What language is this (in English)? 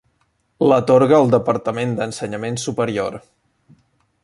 Catalan